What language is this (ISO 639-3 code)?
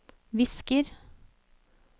nor